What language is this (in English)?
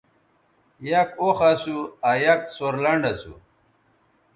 Bateri